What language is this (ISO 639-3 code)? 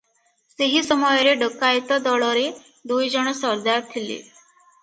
ori